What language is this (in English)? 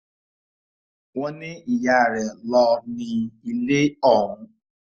Yoruba